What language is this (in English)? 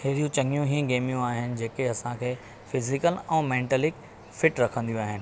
Sindhi